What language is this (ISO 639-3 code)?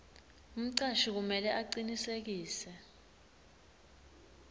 ssw